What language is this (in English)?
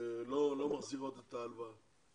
Hebrew